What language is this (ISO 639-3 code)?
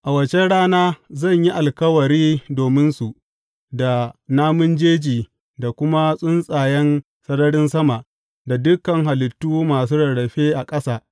hau